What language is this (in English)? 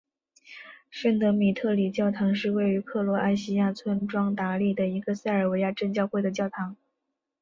Chinese